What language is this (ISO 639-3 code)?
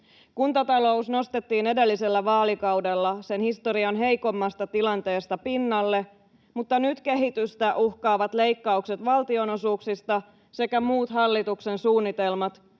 fin